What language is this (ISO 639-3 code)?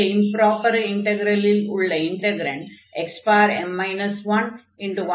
tam